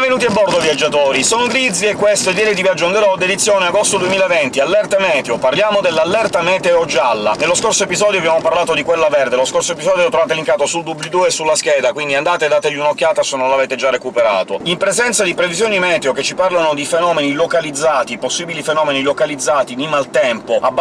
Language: Italian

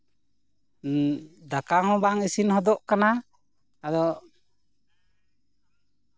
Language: Santali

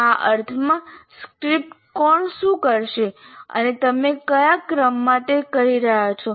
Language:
Gujarati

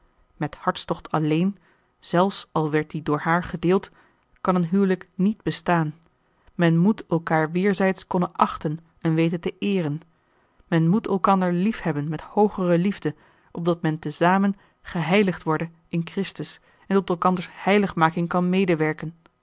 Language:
Dutch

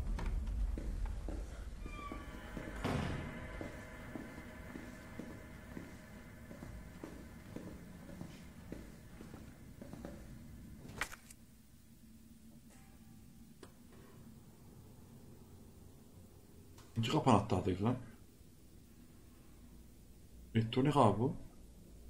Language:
Turkish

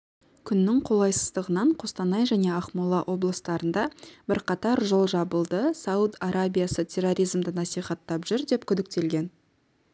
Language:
Kazakh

